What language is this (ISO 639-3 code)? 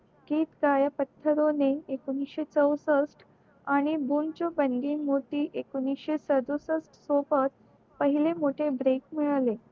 mar